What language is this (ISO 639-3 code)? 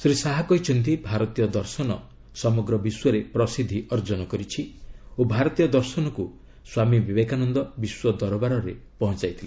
ori